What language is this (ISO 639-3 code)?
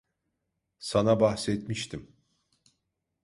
tur